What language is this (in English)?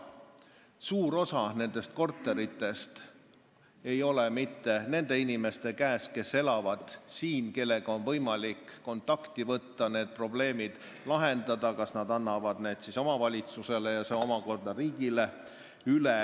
Estonian